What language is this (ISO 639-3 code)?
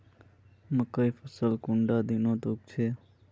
mag